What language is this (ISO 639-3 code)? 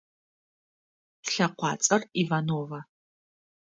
ady